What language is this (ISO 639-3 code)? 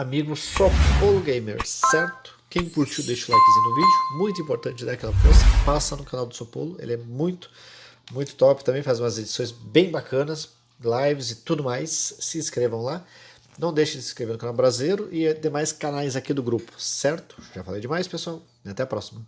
por